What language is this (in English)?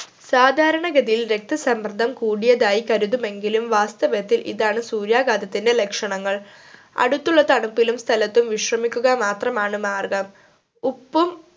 Malayalam